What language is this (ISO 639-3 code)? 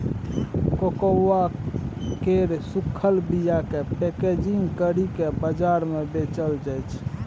mai